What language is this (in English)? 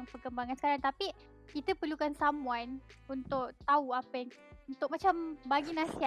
Malay